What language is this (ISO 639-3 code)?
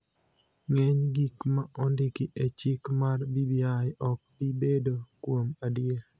luo